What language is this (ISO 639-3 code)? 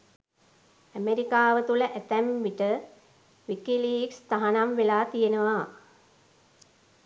sin